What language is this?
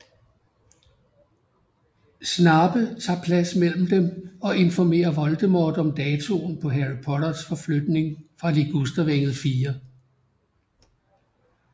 Danish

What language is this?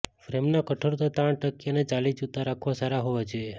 Gujarati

